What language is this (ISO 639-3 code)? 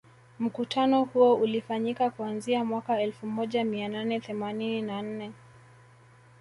swa